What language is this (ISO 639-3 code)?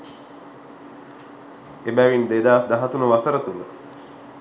sin